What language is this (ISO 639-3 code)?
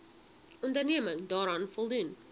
afr